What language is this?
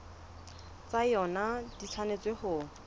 Southern Sotho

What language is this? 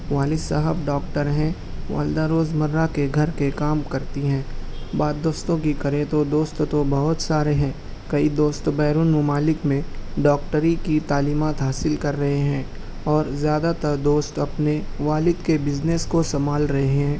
Urdu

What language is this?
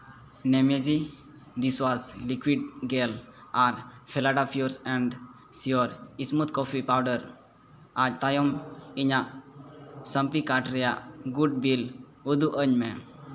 Santali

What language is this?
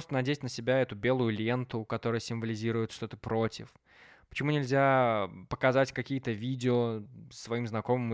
Russian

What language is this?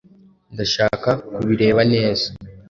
Kinyarwanda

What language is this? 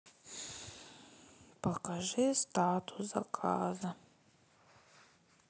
Russian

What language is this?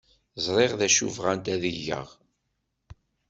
Kabyle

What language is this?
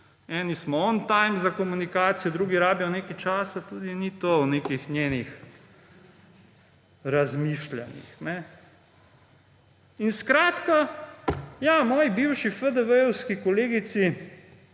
Slovenian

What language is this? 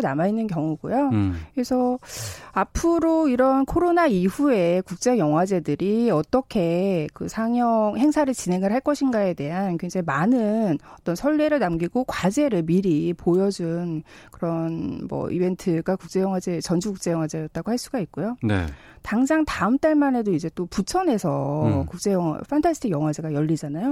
Korean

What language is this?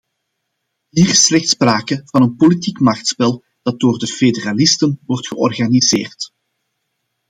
Dutch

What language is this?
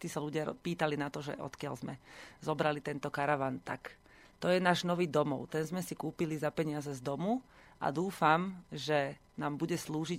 Slovak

